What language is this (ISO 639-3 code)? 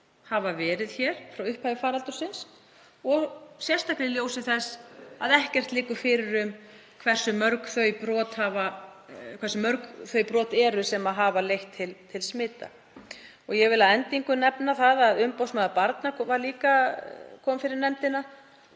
isl